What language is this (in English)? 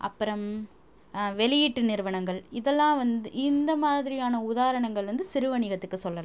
Tamil